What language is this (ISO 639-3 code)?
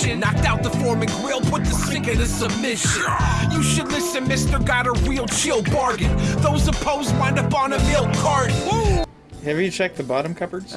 eng